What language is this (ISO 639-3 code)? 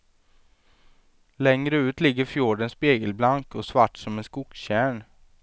swe